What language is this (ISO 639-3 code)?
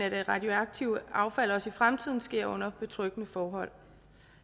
dan